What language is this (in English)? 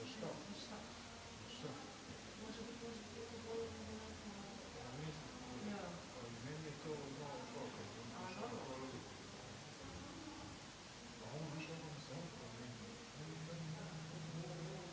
Croatian